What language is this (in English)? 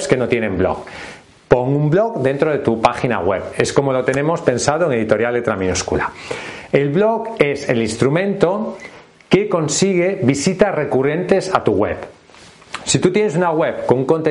Spanish